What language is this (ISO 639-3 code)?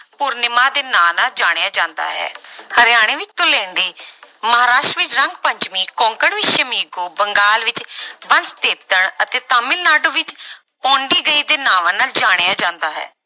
pan